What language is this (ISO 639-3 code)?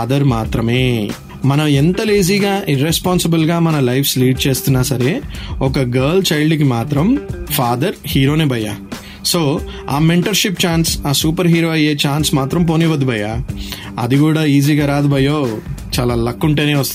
tel